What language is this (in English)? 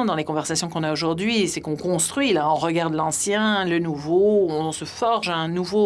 French